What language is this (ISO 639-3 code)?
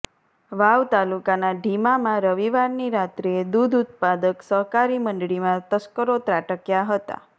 guj